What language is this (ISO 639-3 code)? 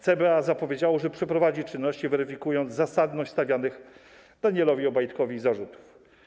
pol